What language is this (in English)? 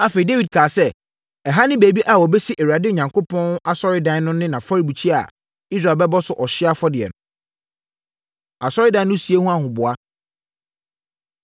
Akan